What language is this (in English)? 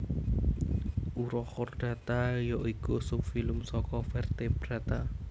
Javanese